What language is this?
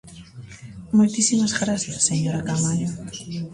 Galician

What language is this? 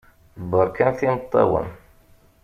Kabyle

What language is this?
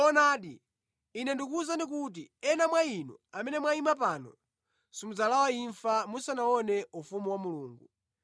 Nyanja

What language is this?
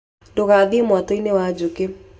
Kikuyu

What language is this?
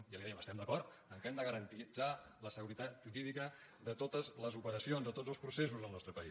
Catalan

